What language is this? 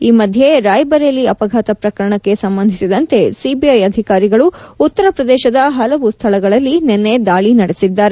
Kannada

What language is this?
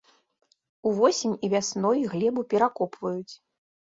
Belarusian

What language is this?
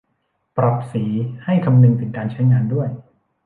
Thai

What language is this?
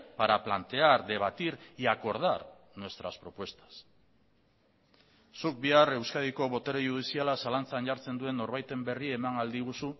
Basque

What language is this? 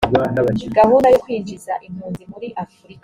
Kinyarwanda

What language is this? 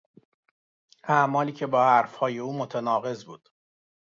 Persian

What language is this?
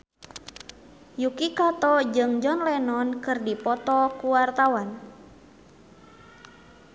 Sundanese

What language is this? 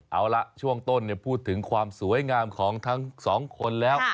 Thai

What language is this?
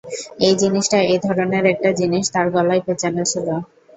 Bangla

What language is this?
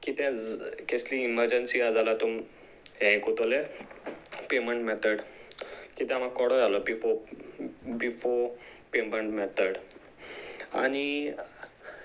Konkani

